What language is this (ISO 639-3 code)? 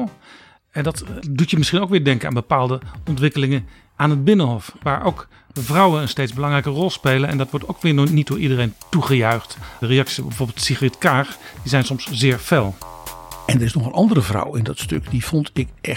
nld